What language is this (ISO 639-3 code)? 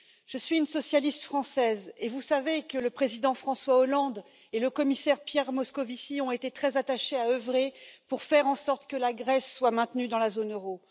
fra